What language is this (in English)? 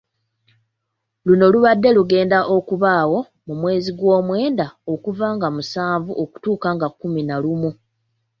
Ganda